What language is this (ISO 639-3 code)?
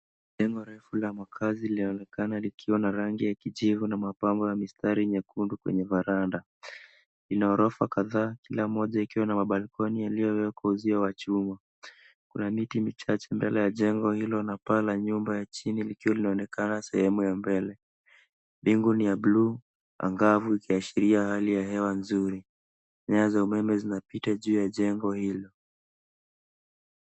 swa